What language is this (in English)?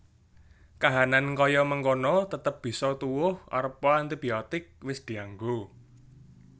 Javanese